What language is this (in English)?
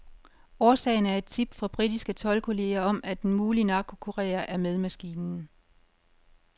Danish